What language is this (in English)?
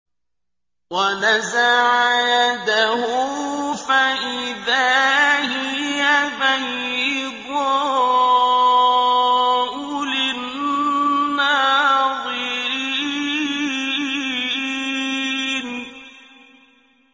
Arabic